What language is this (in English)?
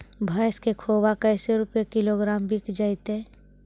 Magahi